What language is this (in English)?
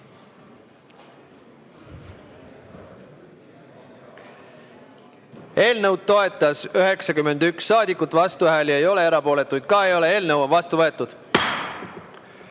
Estonian